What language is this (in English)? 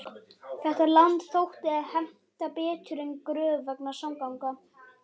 Icelandic